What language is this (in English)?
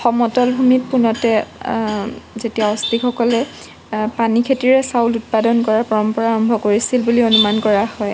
Assamese